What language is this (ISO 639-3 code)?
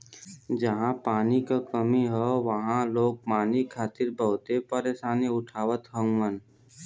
bho